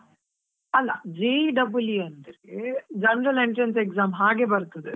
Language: Kannada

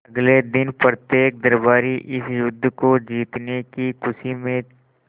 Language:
Hindi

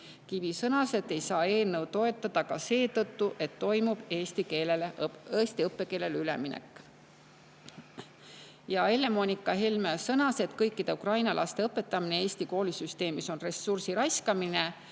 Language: Estonian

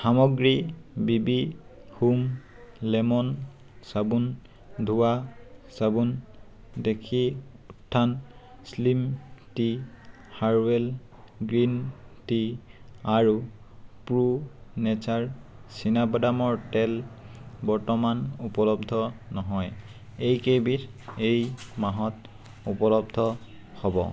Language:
Assamese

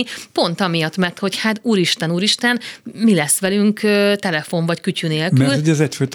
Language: Hungarian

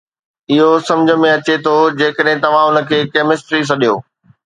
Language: Sindhi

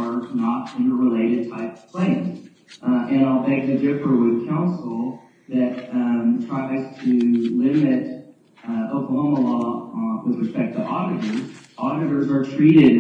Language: English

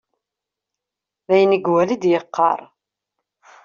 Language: Kabyle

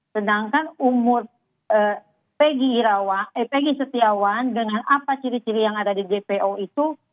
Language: Indonesian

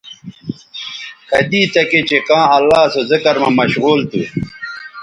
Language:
Bateri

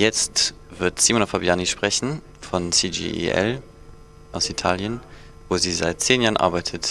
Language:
German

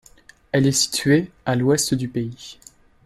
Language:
French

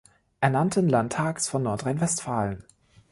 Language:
German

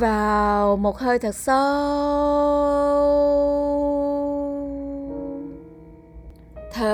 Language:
Vietnamese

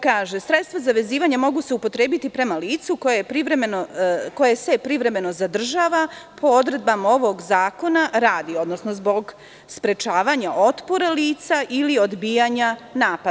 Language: Serbian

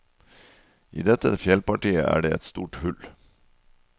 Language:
Norwegian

